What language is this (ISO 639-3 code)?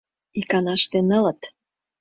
chm